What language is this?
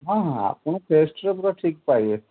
Odia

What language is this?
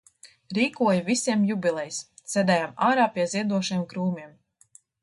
Latvian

